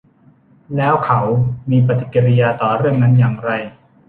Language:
Thai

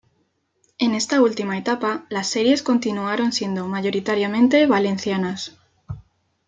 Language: Spanish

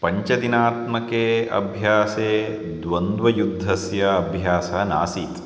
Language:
Sanskrit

